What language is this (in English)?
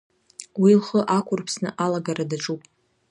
Abkhazian